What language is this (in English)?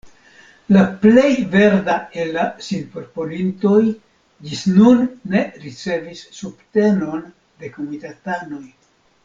Esperanto